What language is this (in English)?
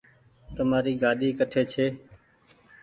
Goaria